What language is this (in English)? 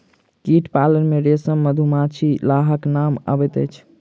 Maithili